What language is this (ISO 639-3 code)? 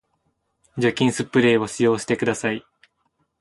jpn